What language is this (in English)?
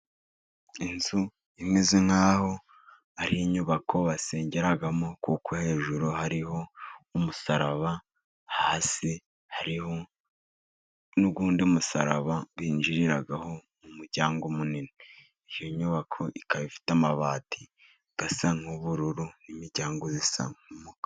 Kinyarwanda